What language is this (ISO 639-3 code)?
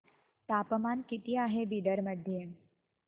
mar